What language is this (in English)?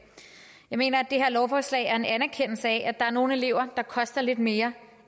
Danish